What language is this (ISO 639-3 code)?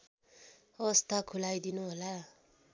nep